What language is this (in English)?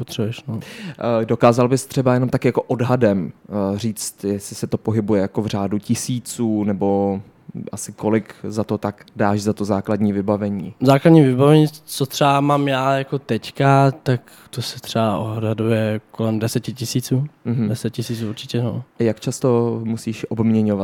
Czech